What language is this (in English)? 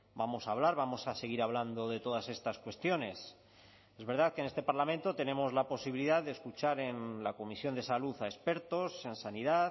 Spanish